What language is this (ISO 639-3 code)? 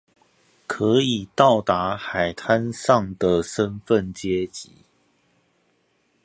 zho